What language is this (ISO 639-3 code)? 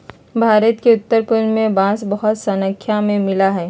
mag